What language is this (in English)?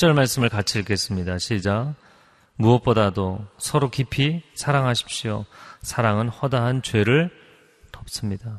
Korean